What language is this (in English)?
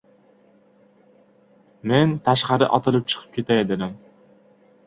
Uzbek